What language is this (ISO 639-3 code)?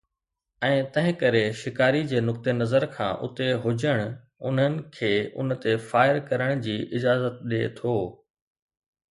snd